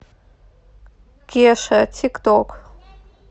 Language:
Russian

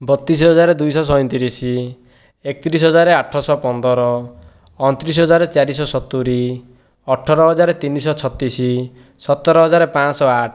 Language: Odia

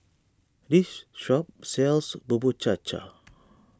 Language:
English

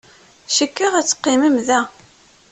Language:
Kabyle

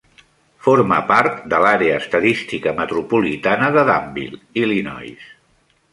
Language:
Catalan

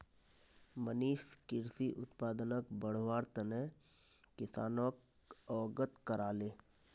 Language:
Magahi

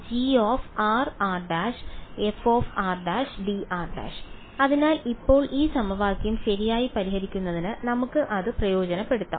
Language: Malayalam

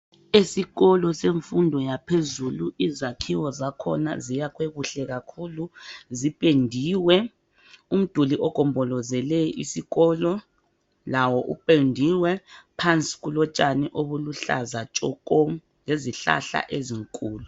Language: North Ndebele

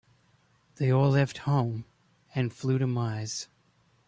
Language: English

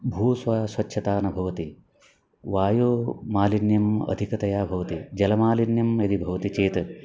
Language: Sanskrit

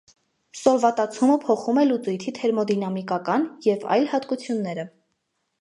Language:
Armenian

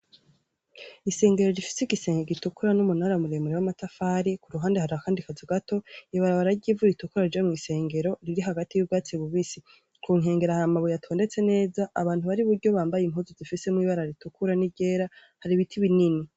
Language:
Rundi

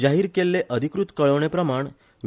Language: Konkani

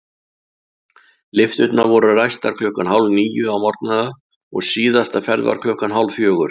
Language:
Icelandic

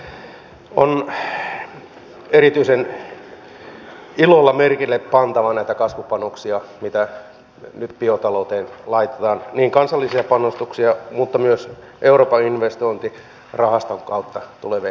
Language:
Finnish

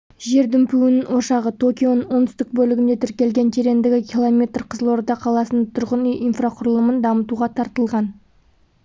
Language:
Kazakh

